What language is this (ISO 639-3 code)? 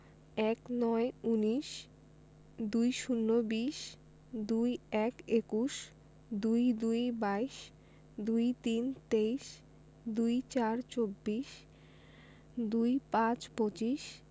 ben